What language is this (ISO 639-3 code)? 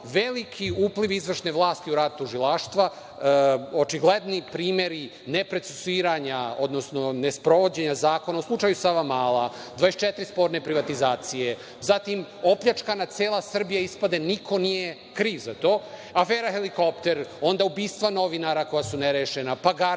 srp